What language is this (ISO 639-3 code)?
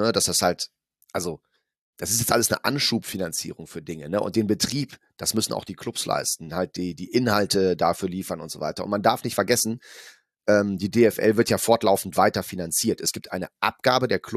deu